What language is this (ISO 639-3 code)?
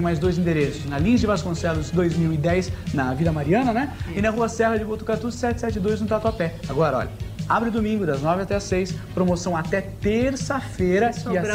por